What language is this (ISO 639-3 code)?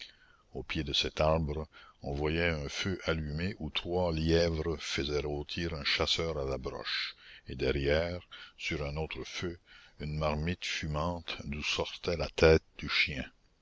fra